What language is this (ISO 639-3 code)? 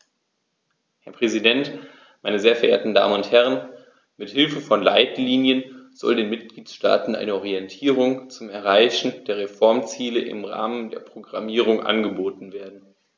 deu